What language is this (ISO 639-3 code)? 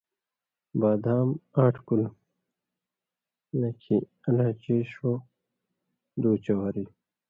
mvy